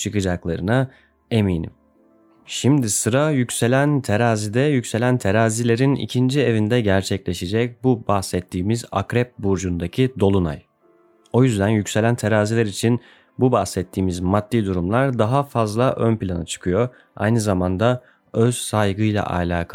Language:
Turkish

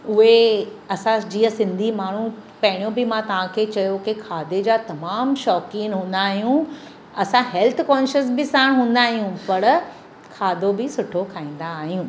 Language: Sindhi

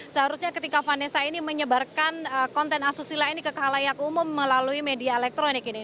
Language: Indonesian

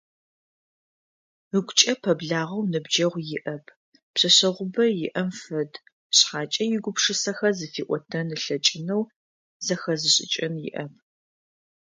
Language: Adyghe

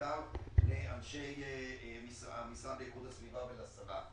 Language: Hebrew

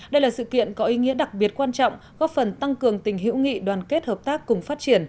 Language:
Vietnamese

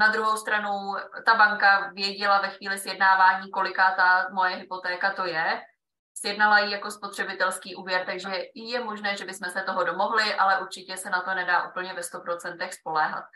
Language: Czech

